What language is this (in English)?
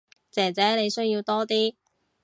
Cantonese